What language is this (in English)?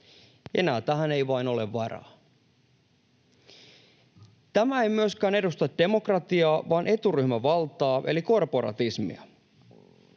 Finnish